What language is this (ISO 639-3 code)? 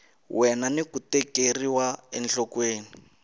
tso